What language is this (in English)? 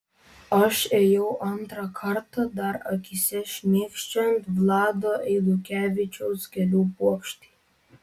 Lithuanian